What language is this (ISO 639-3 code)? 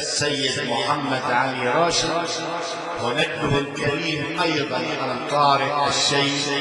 ara